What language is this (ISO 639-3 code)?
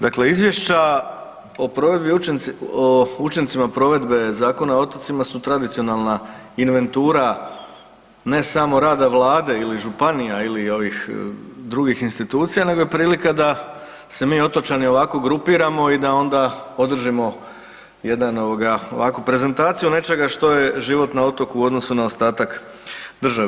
hrv